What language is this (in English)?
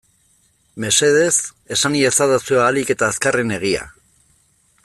Basque